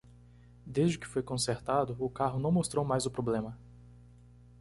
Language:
Portuguese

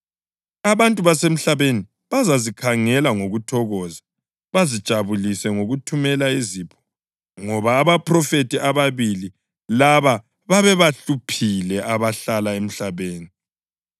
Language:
North Ndebele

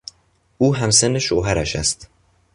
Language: Persian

